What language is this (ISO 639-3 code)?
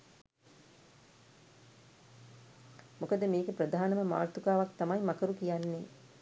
sin